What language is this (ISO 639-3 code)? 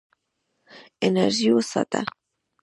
pus